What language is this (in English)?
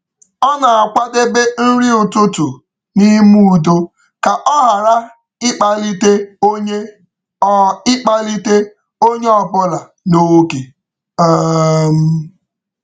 Igbo